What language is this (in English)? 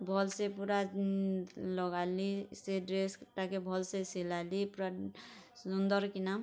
Odia